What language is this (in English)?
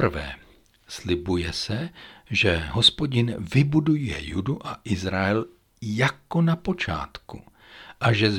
Czech